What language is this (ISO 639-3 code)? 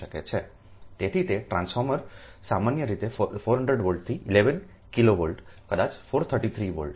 guj